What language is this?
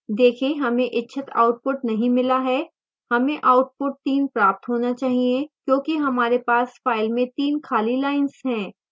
Hindi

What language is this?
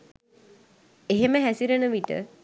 Sinhala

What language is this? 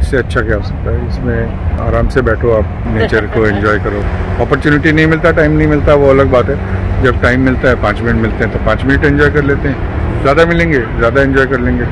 Hindi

